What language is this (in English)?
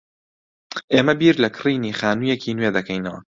Central Kurdish